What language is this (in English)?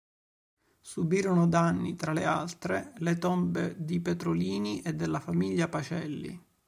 Italian